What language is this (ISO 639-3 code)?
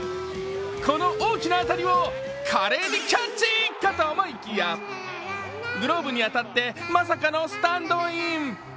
jpn